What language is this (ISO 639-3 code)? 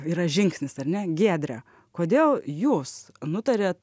lit